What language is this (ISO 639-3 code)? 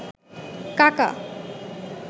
ben